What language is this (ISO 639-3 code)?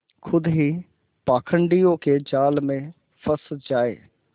hin